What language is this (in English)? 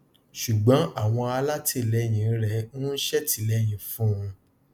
Yoruba